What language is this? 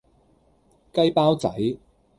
Cantonese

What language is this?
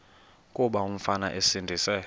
Xhosa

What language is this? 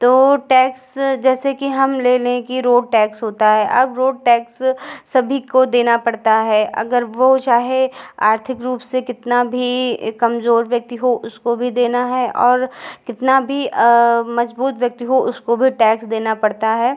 Hindi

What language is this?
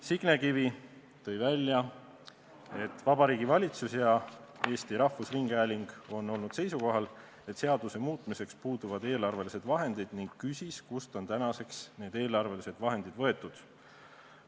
Estonian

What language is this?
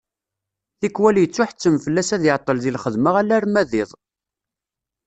Kabyle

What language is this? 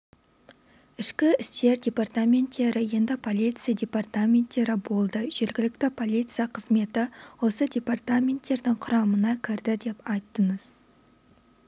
Kazakh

